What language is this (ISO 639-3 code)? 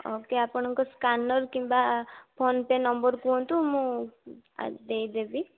ori